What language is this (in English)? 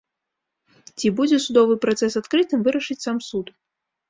Belarusian